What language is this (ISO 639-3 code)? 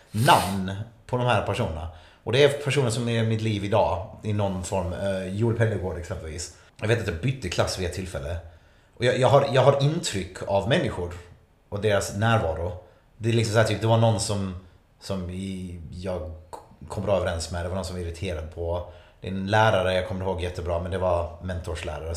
swe